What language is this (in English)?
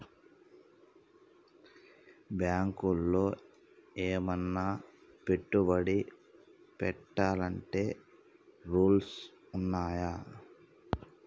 Telugu